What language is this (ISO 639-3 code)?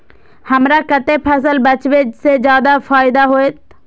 mai